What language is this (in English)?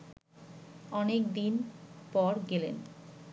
Bangla